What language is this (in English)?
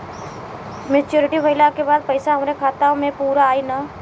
Bhojpuri